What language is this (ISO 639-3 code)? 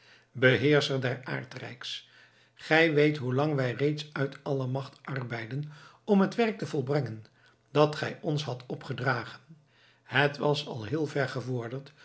nld